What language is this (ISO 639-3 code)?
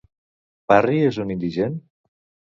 cat